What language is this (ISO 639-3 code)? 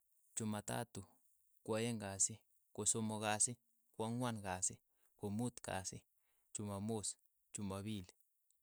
eyo